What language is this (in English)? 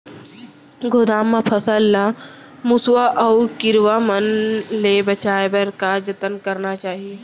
Chhattisgarhi